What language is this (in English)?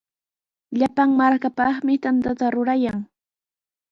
Sihuas Ancash Quechua